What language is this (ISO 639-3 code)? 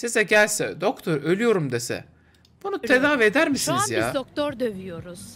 tur